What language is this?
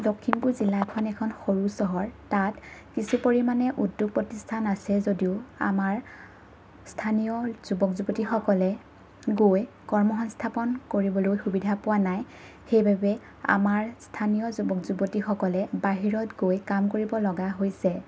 Assamese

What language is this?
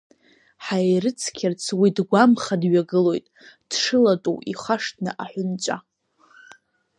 Abkhazian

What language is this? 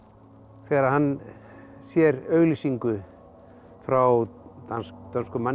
Icelandic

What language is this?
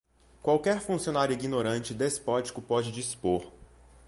Portuguese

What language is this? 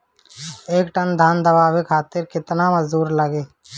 Bhojpuri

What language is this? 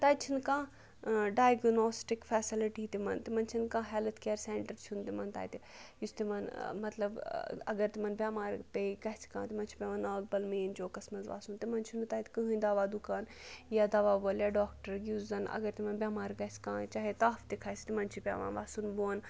Kashmiri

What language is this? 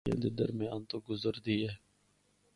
Northern Hindko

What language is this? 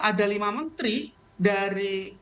Indonesian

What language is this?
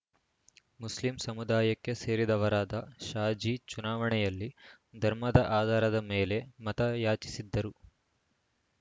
Kannada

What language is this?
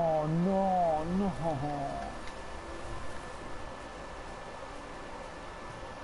Italian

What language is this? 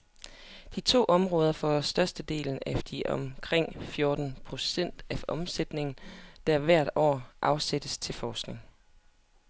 Danish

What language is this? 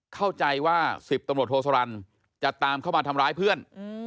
Thai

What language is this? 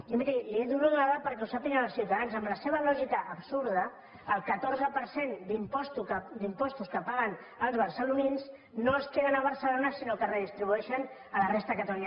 Catalan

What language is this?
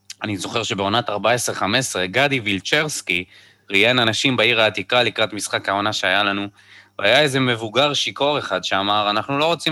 Hebrew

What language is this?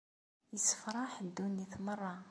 Kabyle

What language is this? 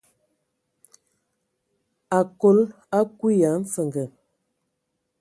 Ewondo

